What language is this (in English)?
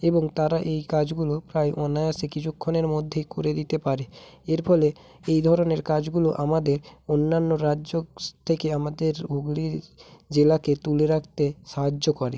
Bangla